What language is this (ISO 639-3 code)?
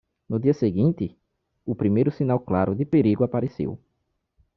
por